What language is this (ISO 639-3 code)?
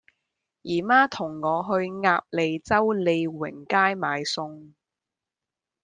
yue